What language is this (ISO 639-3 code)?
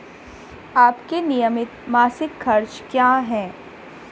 hin